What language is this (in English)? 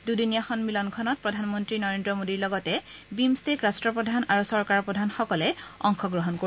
Assamese